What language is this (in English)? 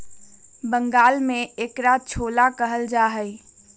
Magahi